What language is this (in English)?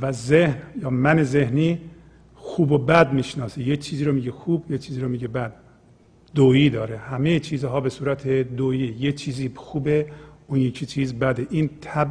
Persian